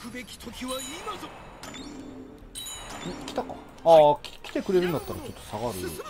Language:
Japanese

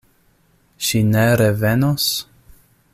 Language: Esperanto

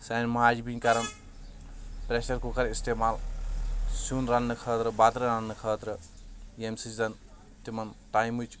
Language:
Kashmiri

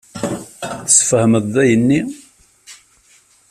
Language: Kabyle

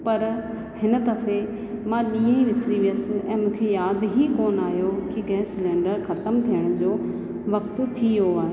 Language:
Sindhi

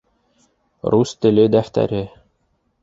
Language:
Bashkir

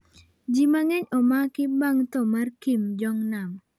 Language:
Luo (Kenya and Tanzania)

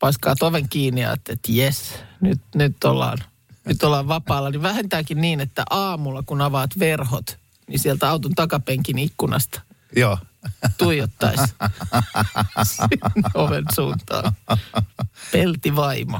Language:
Finnish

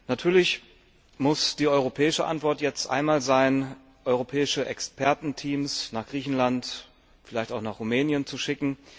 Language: German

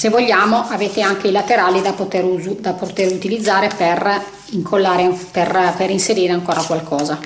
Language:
Italian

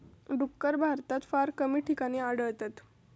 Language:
Marathi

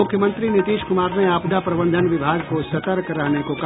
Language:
Hindi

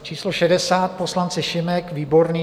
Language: Czech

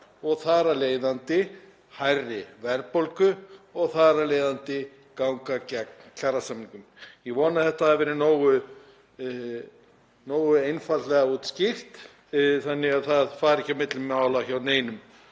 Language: Icelandic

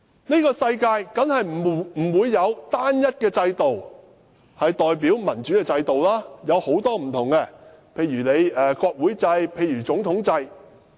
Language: Cantonese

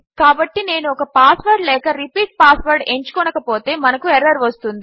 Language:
Telugu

